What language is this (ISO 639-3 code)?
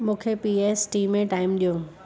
snd